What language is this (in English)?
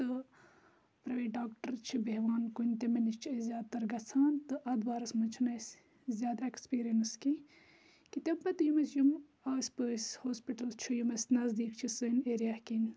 Kashmiri